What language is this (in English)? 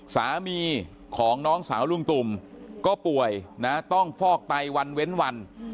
Thai